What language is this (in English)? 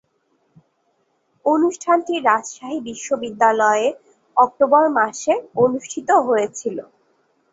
Bangla